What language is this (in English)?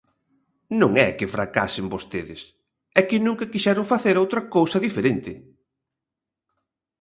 Galician